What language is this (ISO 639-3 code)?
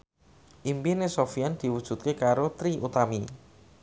jav